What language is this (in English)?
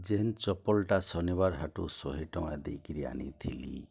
Odia